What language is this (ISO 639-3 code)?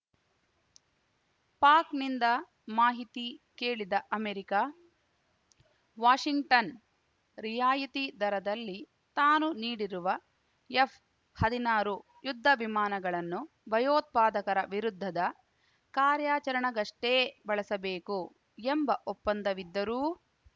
kan